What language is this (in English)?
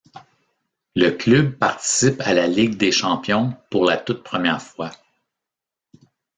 French